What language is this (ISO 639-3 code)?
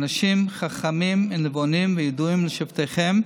heb